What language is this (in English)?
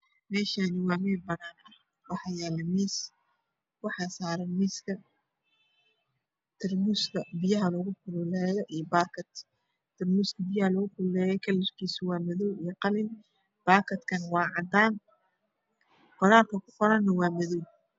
Somali